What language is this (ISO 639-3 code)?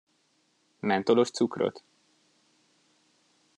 hun